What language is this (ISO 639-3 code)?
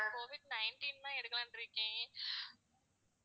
tam